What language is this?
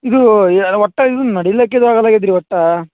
Kannada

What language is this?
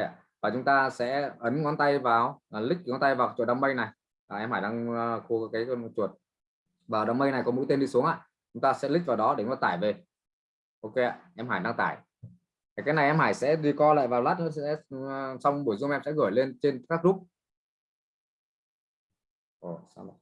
Vietnamese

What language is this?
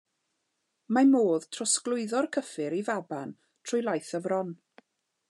Welsh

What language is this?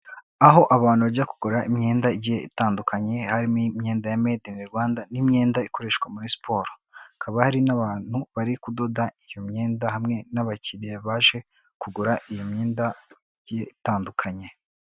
Kinyarwanda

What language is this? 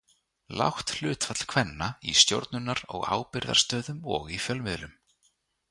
Icelandic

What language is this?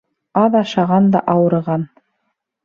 Bashkir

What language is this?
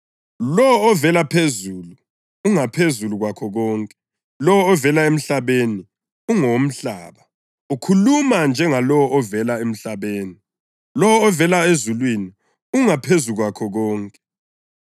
North Ndebele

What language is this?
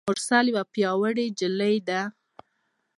Pashto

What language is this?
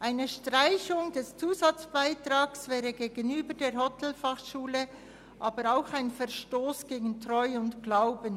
Swiss German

